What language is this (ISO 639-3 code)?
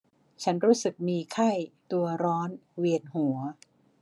tha